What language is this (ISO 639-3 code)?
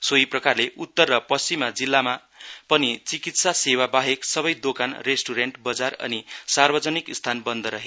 nep